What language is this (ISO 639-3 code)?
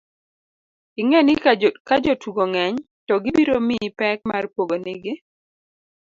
luo